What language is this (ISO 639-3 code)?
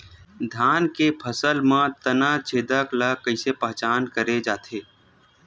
hne